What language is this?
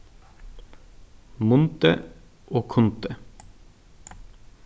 Faroese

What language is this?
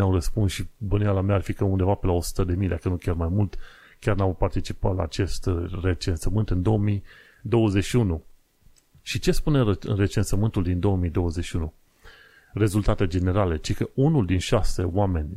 Romanian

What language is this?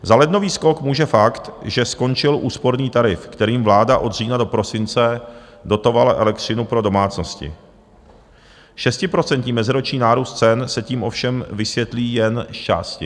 Czech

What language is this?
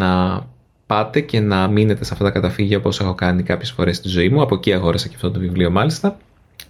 Greek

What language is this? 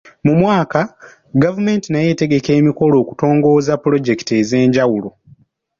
Ganda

